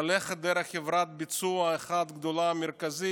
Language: Hebrew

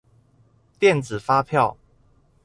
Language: Chinese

